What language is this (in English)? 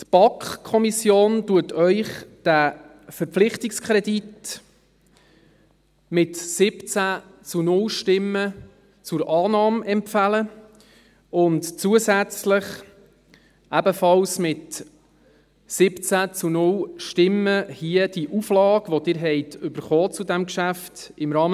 Swiss German